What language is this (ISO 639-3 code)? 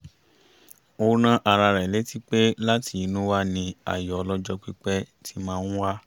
yor